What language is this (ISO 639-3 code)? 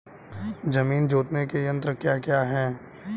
hin